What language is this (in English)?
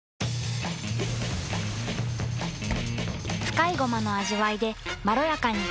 Japanese